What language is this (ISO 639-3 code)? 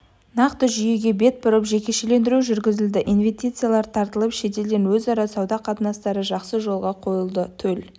kaz